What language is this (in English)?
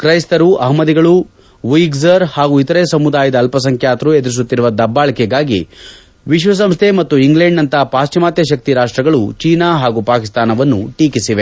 Kannada